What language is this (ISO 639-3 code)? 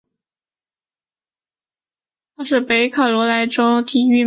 zho